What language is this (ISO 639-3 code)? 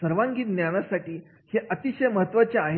mar